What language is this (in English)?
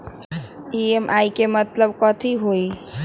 Magahi